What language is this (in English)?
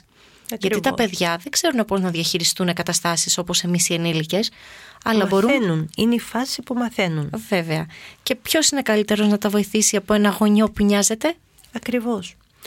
Greek